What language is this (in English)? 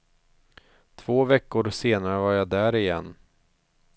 Swedish